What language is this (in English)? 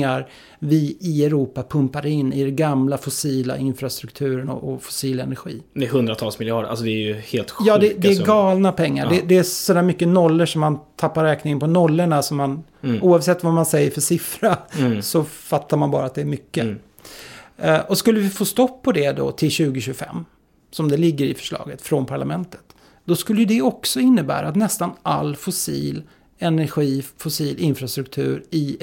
Swedish